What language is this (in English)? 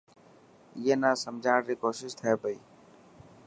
Dhatki